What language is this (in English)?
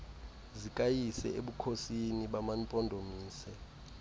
Xhosa